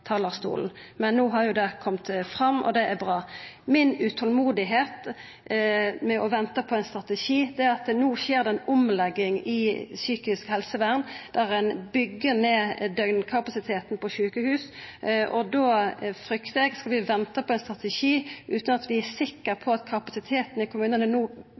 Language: Norwegian Nynorsk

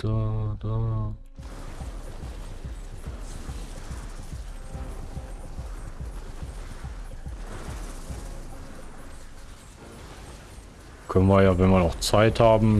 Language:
German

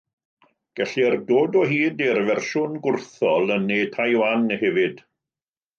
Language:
Welsh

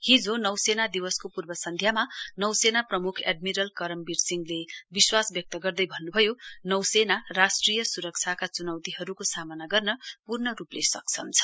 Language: Nepali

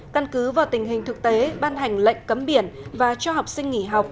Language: Vietnamese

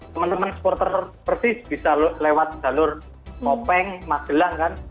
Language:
Indonesian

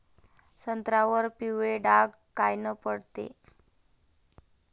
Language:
Marathi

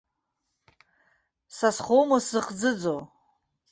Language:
Abkhazian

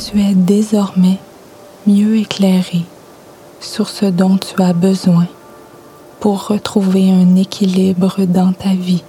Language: French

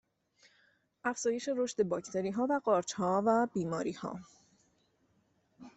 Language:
Persian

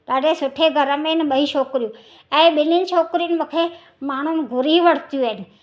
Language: Sindhi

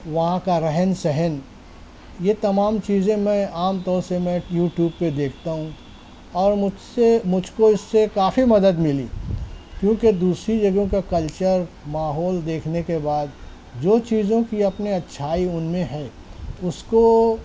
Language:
Urdu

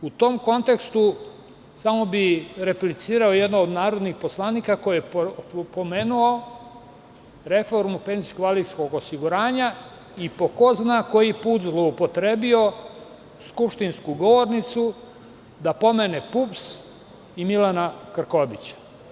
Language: Serbian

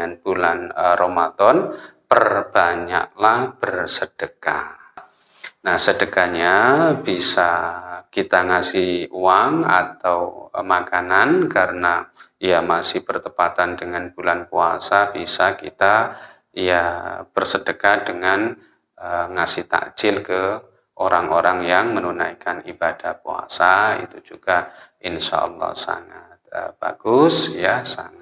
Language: Indonesian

